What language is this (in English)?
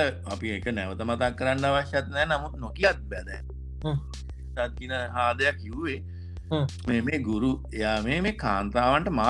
Indonesian